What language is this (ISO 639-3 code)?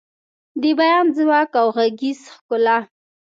pus